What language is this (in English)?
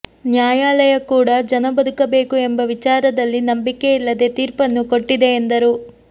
Kannada